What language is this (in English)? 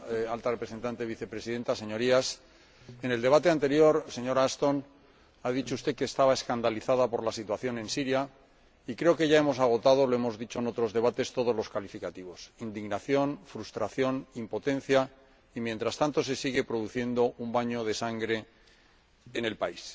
Spanish